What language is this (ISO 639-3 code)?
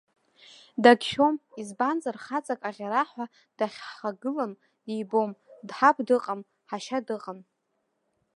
abk